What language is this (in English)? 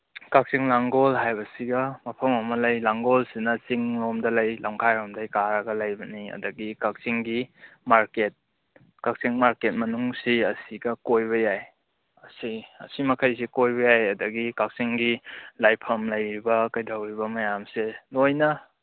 Manipuri